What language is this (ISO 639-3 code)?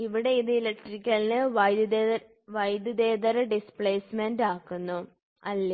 mal